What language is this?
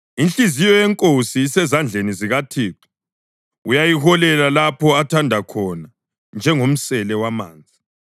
North Ndebele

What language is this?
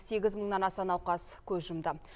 Kazakh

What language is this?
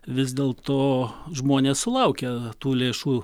Lithuanian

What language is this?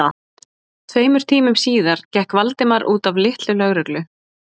Icelandic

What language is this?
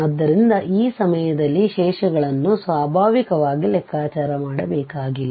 Kannada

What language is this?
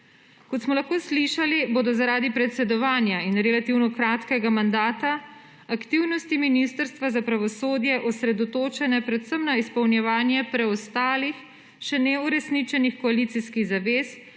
Slovenian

